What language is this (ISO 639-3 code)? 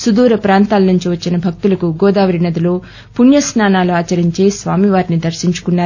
tel